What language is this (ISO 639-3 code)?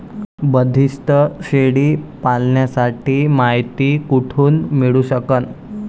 mar